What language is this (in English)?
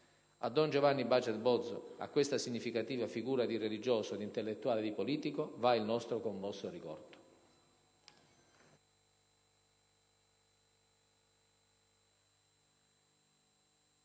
Italian